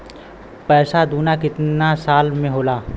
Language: Bhojpuri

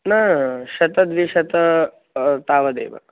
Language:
Sanskrit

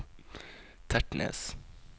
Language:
Norwegian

